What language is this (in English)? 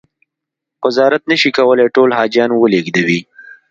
Pashto